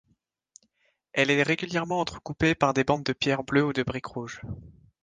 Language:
French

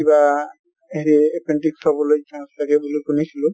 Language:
Assamese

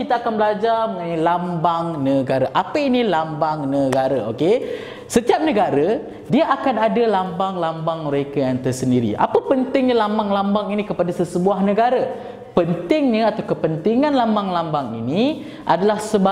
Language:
Malay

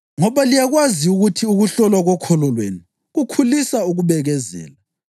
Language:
North Ndebele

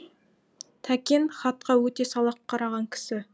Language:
Kazakh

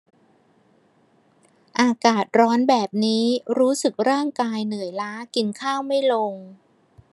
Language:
Thai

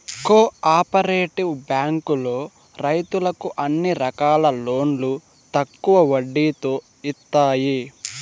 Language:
Telugu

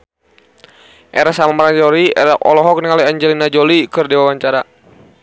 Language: Sundanese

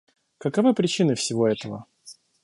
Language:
Russian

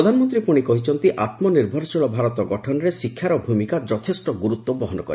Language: Odia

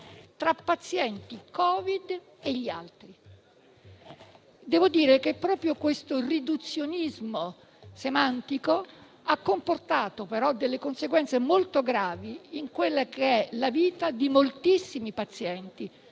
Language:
Italian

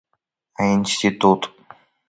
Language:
Abkhazian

